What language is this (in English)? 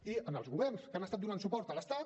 Catalan